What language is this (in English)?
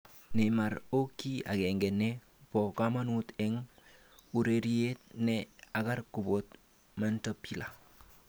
Kalenjin